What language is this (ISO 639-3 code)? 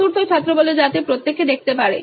ben